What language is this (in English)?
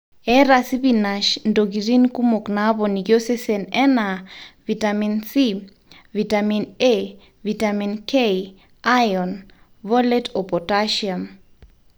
Masai